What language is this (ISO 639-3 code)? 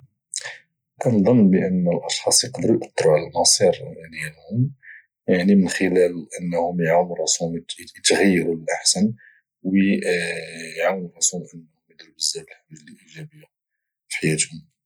ary